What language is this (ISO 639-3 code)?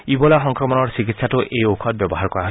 asm